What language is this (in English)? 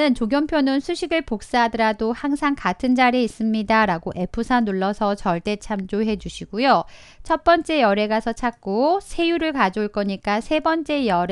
Korean